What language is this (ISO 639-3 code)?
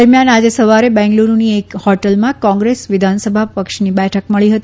guj